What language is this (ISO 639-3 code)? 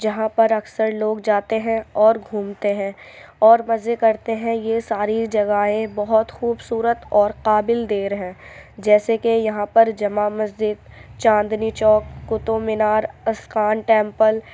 urd